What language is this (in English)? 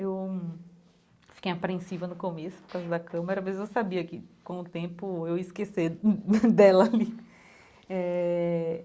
Portuguese